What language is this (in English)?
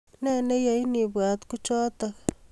Kalenjin